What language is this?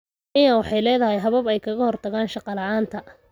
Somali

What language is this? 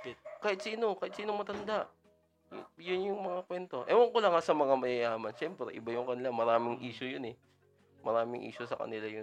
Filipino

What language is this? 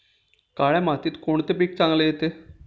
Marathi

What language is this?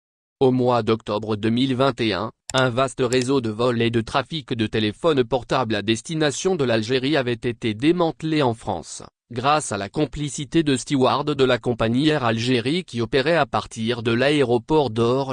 French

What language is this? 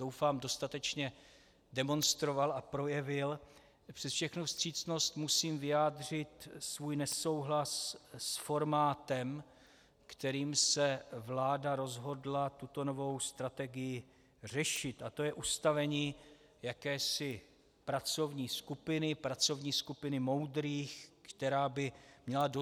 Czech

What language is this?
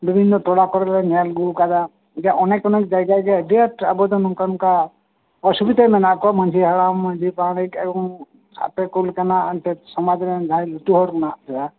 Santali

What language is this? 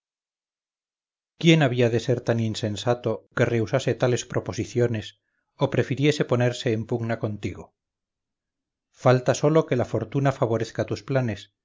Spanish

